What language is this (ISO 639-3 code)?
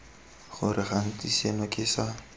tsn